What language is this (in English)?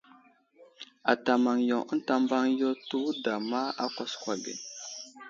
Wuzlam